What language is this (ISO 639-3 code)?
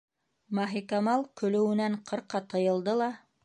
bak